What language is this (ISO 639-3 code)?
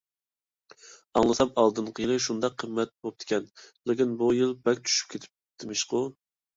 uig